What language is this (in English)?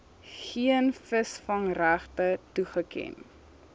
Afrikaans